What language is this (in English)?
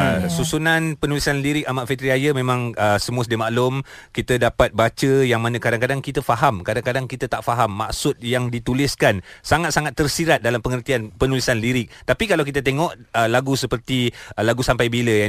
Malay